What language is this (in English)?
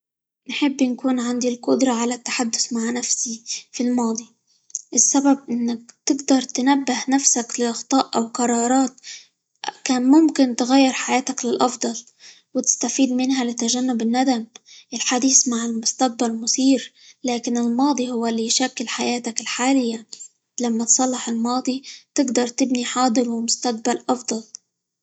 Libyan Arabic